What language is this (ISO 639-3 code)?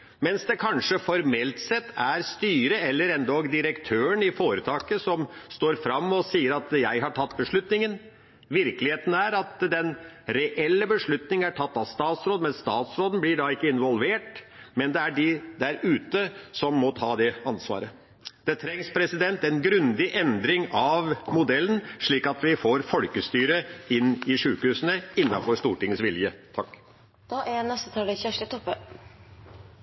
nor